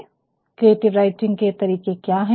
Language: Hindi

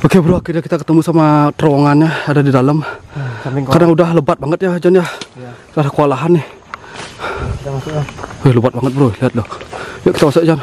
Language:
Indonesian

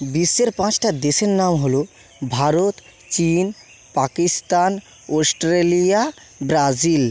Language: Bangla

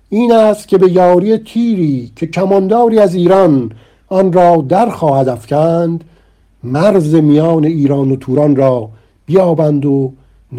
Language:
Persian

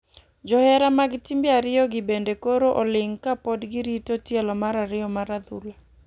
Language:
Luo (Kenya and Tanzania)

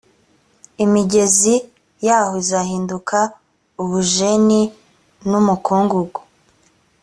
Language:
Kinyarwanda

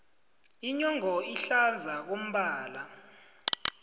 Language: South Ndebele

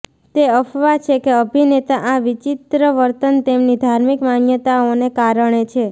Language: Gujarati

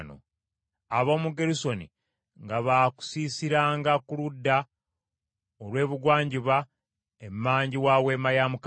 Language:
Ganda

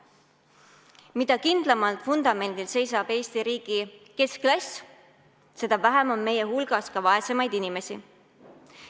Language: Estonian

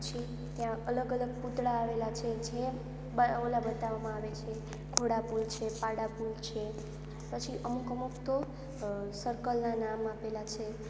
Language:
Gujarati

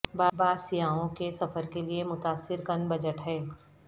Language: Urdu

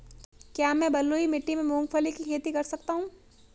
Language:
Hindi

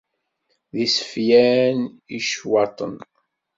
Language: Kabyle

